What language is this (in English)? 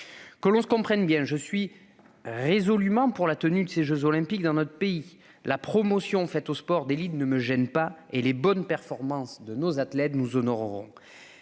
French